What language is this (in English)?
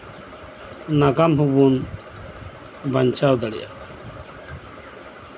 Santali